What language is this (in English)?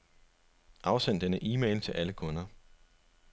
Danish